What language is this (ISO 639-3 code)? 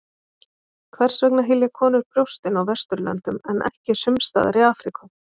isl